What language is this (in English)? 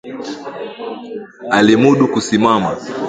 Swahili